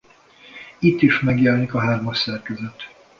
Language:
Hungarian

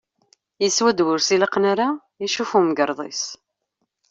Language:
Kabyle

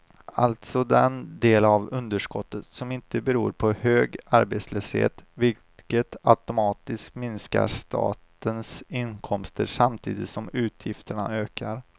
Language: Swedish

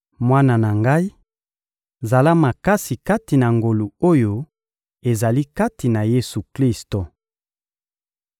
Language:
Lingala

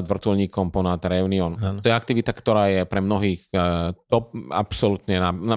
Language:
Slovak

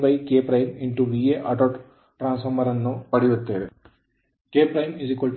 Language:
Kannada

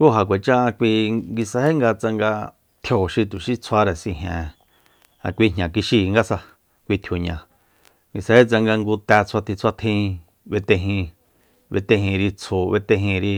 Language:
Soyaltepec Mazatec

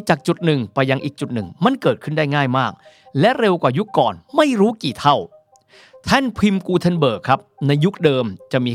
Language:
Thai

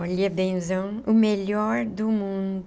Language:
Portuguese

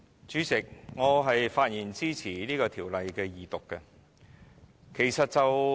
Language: Cantonese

